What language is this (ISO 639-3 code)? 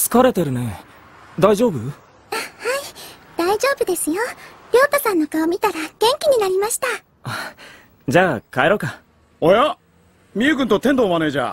jpn